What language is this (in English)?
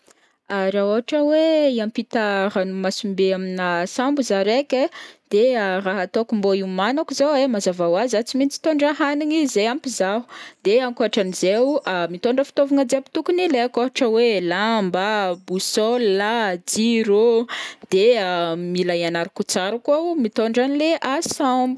Northern Betsimisaraka Malagasy